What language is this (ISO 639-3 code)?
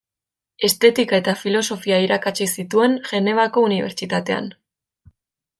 eus